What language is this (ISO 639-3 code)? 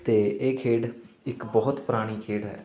pan